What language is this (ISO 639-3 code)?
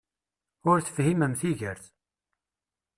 kab